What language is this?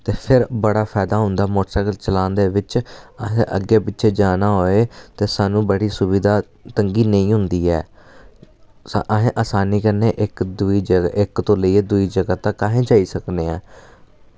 Dogri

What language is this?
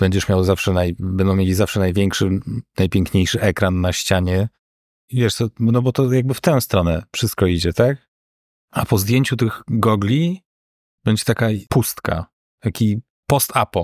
Polish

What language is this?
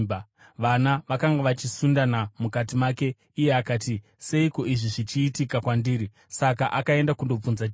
Shona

